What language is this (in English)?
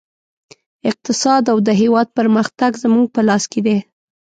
Pashto